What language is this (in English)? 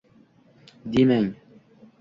Uzbek